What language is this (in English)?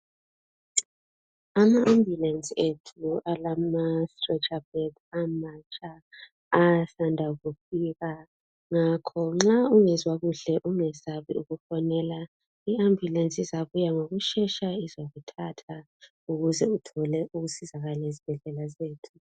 North Ndebele